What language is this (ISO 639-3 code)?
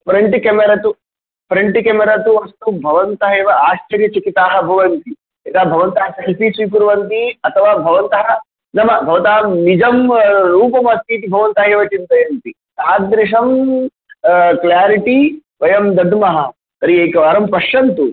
san